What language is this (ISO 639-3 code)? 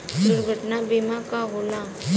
bho